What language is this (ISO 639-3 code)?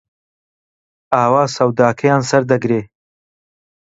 ckb